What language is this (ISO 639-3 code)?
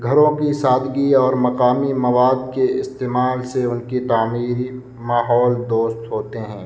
urd